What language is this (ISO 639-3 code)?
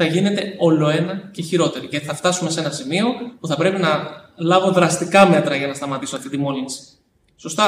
ell